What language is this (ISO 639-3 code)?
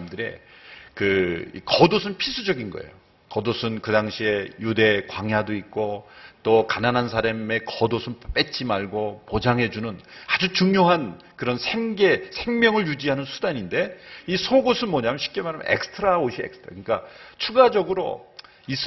kor